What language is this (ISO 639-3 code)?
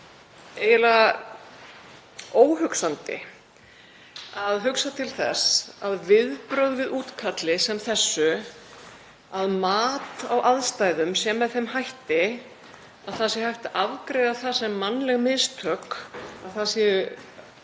isl